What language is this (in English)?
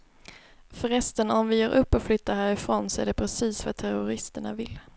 Swedish